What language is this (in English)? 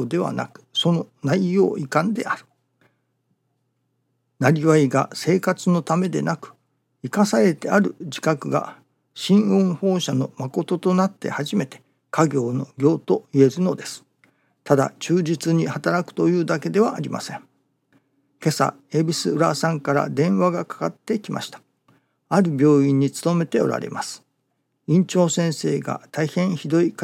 Japanese